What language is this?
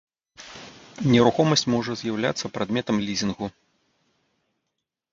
Belarusian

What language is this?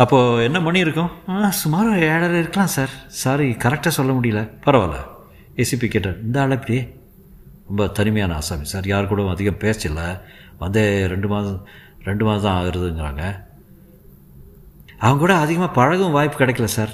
Tamil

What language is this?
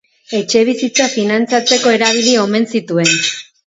Basque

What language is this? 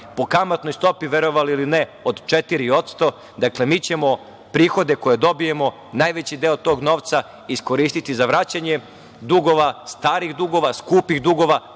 Serbian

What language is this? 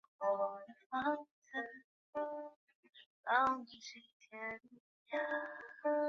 Chinese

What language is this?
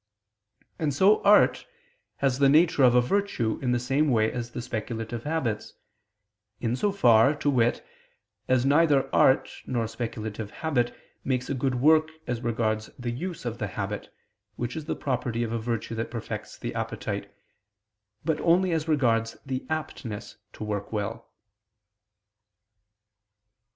English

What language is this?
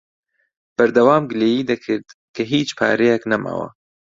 Central Kurdish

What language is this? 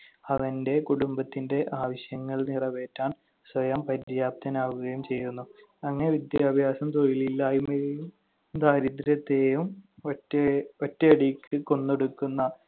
Malayalam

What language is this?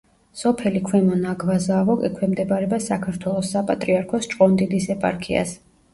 Georgian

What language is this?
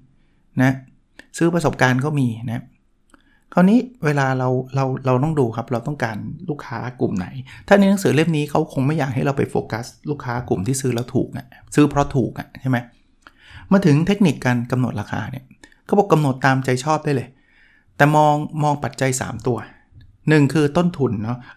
Thai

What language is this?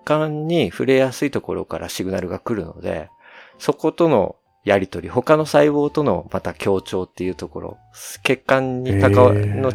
Japanese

